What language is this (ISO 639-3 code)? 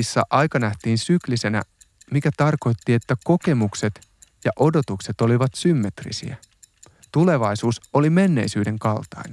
fin